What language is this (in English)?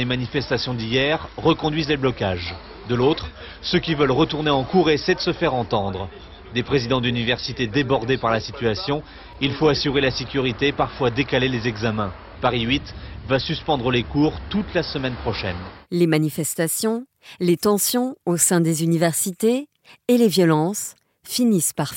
French